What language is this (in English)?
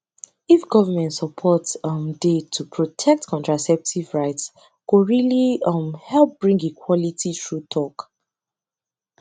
Nigerian Pidgin